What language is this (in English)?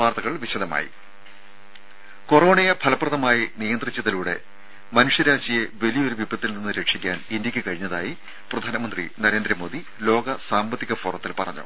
Malayalam